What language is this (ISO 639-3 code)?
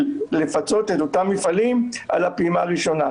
heb